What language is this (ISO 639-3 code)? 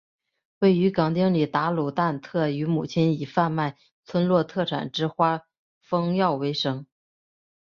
zho